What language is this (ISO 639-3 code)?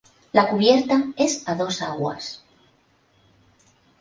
spa